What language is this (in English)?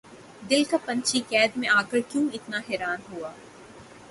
Urdu